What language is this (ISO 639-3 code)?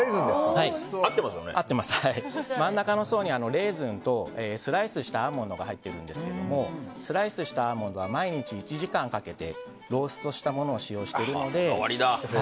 jpn